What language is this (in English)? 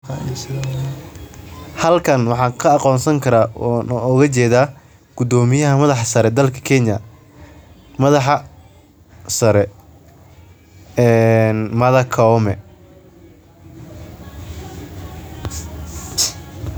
Somali